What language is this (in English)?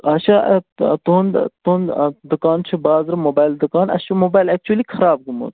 Kashmiri